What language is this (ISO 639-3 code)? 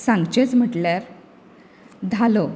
kok